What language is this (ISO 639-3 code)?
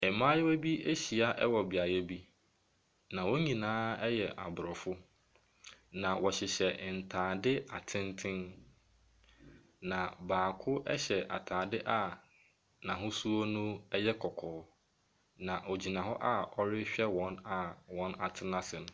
aka